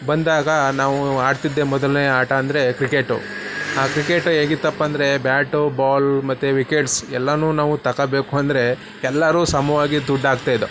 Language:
Kannada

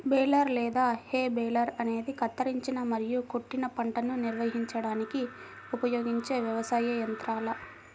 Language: Telugu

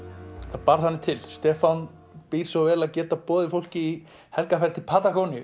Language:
Icelandic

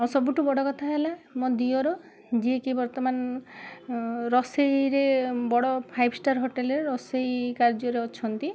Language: Odia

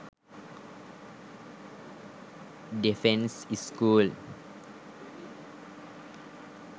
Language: Sinhala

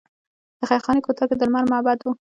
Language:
Pashto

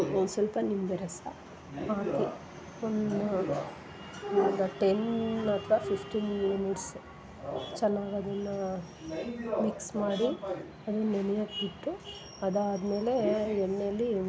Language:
Kannada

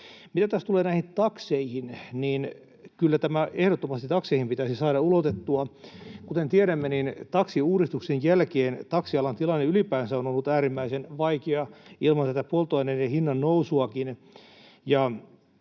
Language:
Finnish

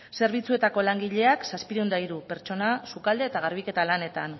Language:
Basque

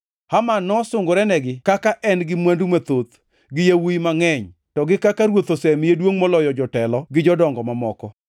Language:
Luo (Kenya and Tanzania)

